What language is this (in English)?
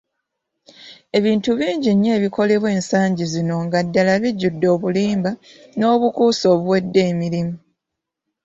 Ganda